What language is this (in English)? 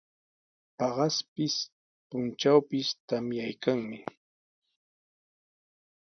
Sihuas Ancash Quechua